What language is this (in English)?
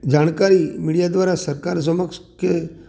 Gujarati